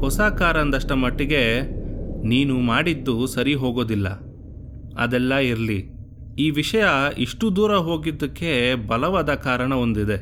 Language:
Kannada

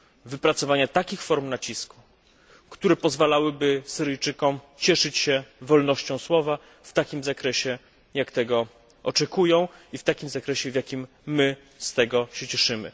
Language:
Polish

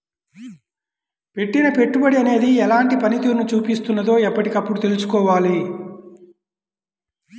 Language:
Telugu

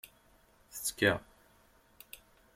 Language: Kabyle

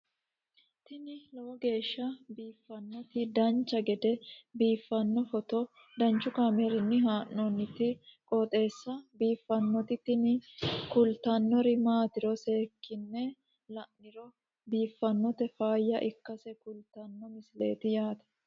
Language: Sidamo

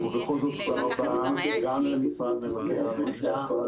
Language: Hebrew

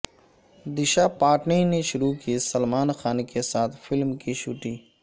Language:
Urdu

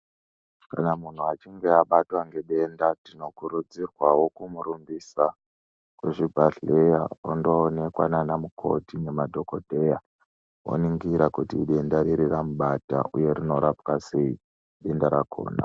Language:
Ndau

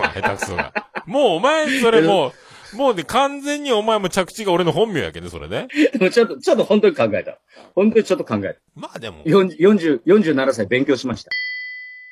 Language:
Japanese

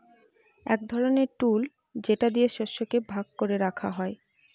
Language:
Bangla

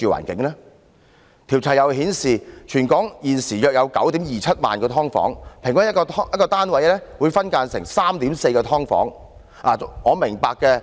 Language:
Cantonese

